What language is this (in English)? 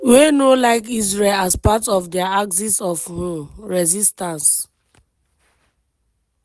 Nigerian Pidgin